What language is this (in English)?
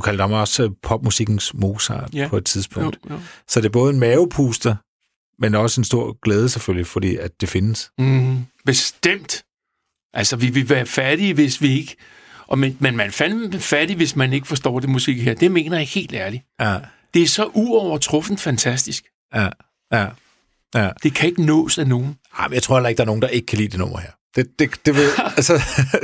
Danish